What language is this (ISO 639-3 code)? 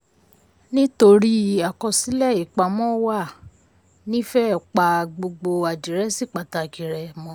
yor